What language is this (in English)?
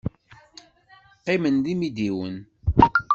Kabyle